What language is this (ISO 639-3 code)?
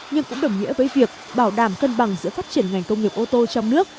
vie